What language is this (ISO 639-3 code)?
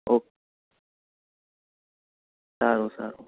guj